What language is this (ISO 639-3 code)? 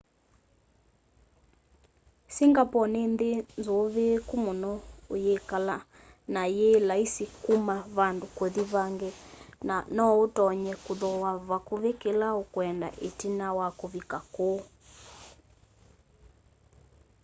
kam